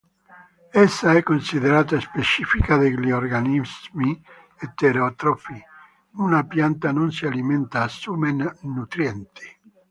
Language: Italian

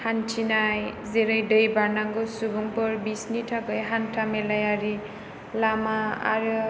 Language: Bodo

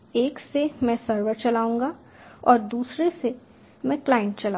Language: Hindi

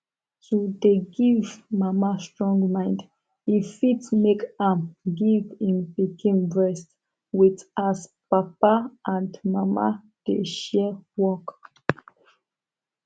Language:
Nigerian Pidgin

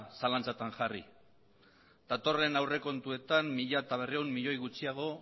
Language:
Basque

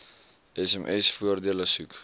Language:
Afrikaans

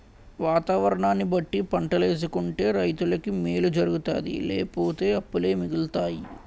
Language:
Telugu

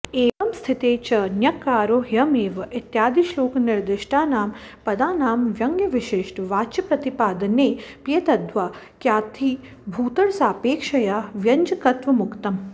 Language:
Sanskrit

